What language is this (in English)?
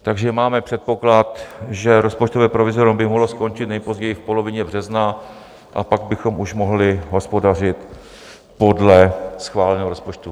Czech